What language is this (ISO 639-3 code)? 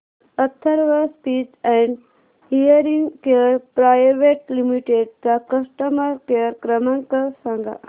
mar